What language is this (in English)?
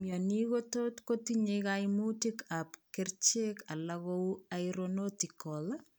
Kalenjin